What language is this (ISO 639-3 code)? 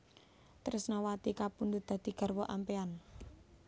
jav